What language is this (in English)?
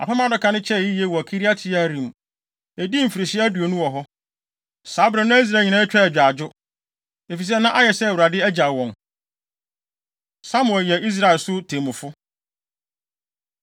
Akan